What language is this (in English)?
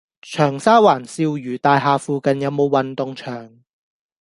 Cantonese